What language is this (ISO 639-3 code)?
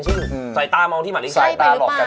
tha